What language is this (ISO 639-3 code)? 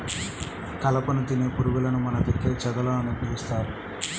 tel